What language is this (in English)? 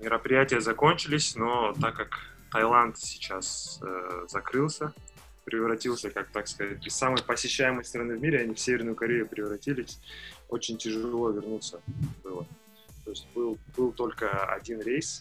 Russian